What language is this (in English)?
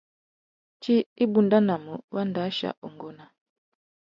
Tuki